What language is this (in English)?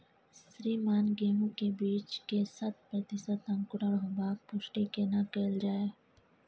Maithili